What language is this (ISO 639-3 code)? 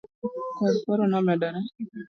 luo